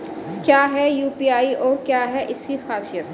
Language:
Hindi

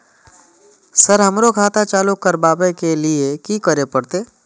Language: Maithili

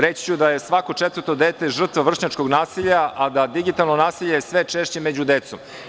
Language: Serbian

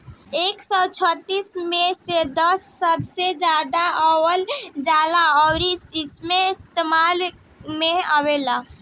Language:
Bhojpuri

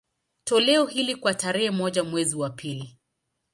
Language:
Swahili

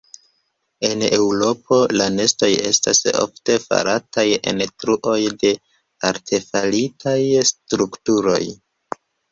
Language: Esperanto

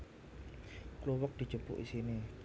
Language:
Javanese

